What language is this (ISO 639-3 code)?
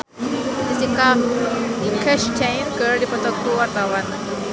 sun